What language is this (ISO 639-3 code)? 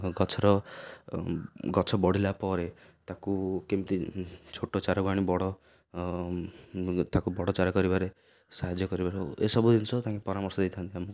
ori